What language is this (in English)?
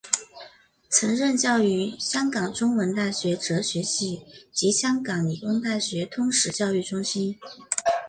Chinese